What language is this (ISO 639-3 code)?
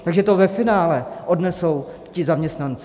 ces